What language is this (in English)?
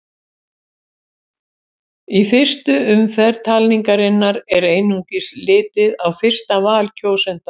Icelandic